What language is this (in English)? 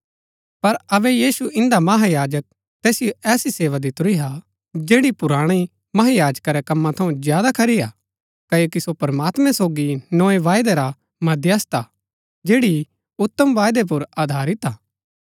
Gaddi